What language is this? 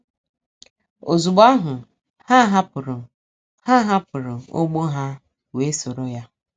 Igbo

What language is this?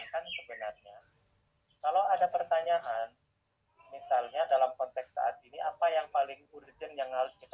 Indonesian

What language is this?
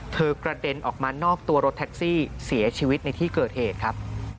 Thai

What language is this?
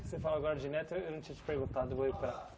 Portuguese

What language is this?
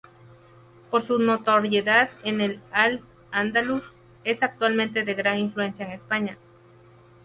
Spanish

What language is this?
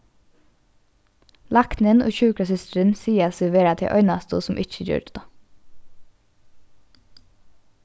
Faroese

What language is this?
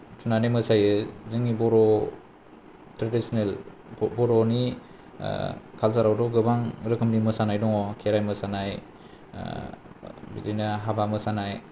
Bodo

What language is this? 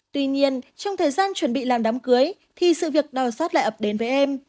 Vietnamese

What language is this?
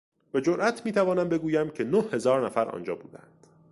Persian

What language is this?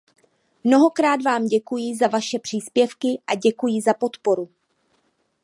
Czech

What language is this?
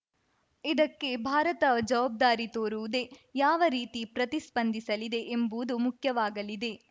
Kannada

